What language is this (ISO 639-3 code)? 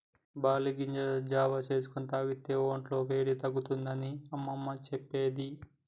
tel